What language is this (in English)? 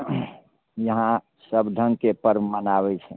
Maithili